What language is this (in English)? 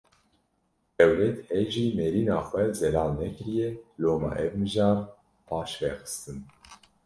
Kurdish